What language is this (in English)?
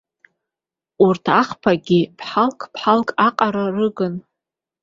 Abkhazian